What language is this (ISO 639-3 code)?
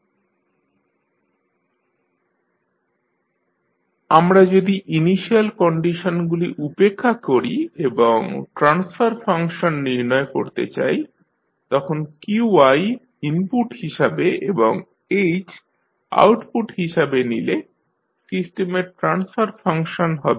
ben